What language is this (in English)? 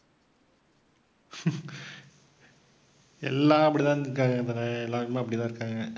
Tamil